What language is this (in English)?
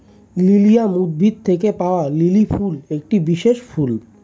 Bangla